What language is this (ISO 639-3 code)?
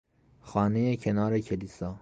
fas